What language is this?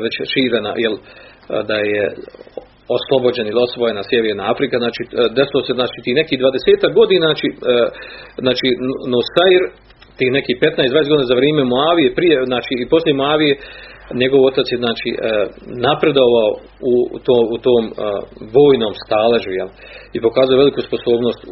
Croatian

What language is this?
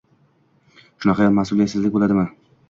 Uzbek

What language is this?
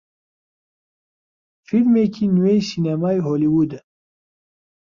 Central Kurdish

